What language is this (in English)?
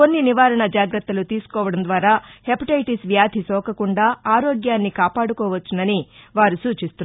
Telugu